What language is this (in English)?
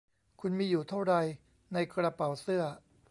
Thai